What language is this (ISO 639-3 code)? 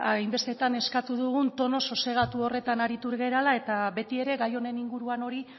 eus